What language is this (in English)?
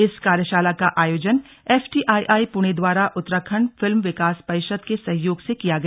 Hindi